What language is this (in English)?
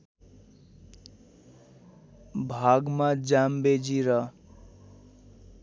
Nepali